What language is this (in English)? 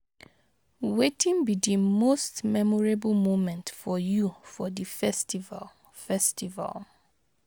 Nigerian Pidgin